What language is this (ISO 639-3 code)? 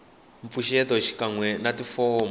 tso